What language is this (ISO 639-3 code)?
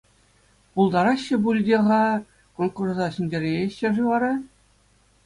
chv